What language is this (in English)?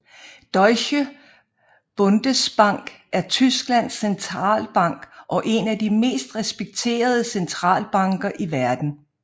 Danish